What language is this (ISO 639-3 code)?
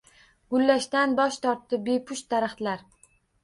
uzb